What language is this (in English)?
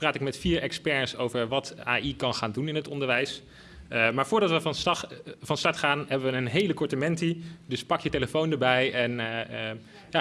Dutch